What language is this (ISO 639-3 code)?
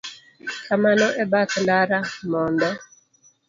luo